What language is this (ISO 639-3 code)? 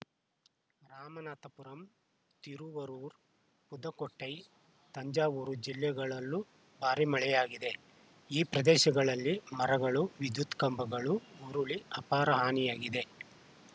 kan